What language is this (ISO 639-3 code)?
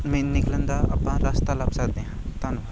pan